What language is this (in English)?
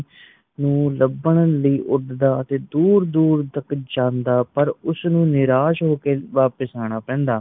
Punjabi